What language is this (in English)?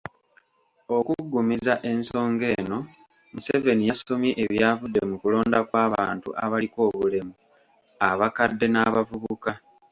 Ganda